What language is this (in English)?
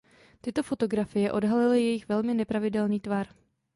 Czech